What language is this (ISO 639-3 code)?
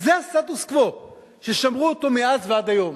heb